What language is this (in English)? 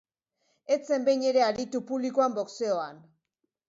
Basque